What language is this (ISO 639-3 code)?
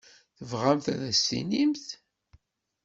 kab